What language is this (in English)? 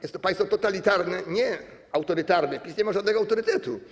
Polish